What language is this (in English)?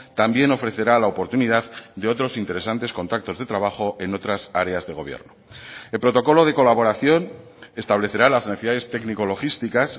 Spanish